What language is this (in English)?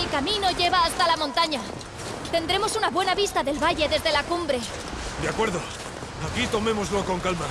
Spanish